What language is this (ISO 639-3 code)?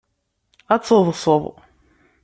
kab